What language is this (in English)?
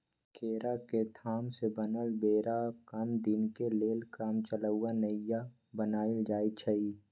Magahi